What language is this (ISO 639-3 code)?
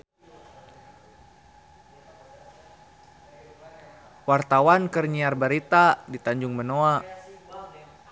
sun